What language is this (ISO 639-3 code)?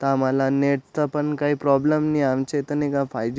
mar